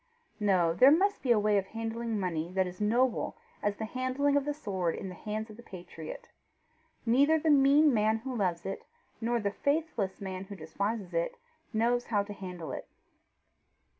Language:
English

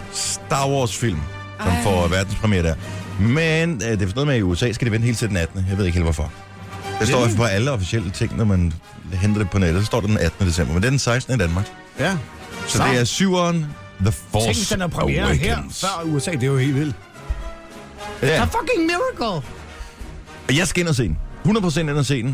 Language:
Danish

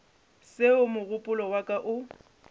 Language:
Northern Sotho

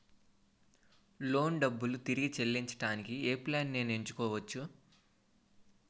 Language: Telugu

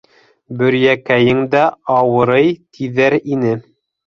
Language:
Bashkir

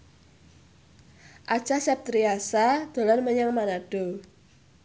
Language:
Javanese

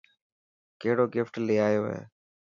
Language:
Dhatki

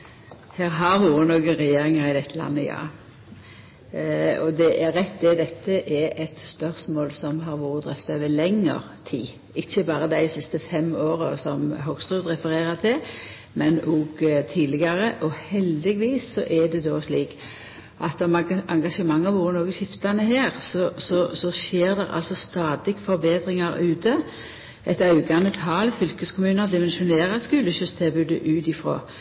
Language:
Norwegian Nynorsk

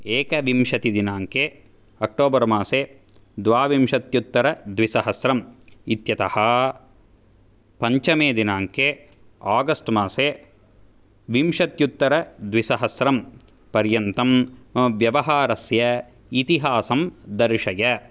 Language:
Sanskrit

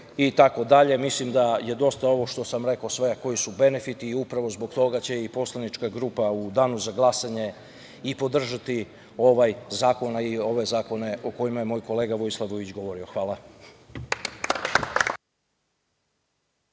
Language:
Serbian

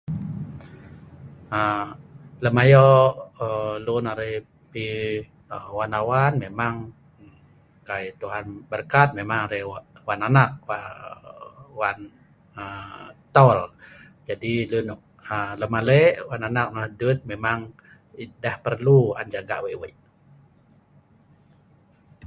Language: Sa'ban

